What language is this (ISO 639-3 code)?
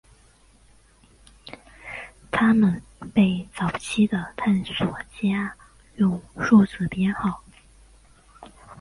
zho